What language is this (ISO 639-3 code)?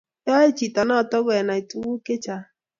kln